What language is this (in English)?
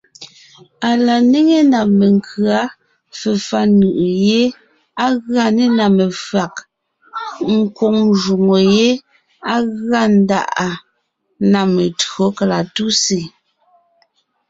Ngiemboon